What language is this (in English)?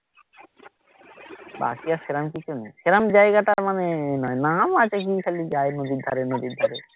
Bangla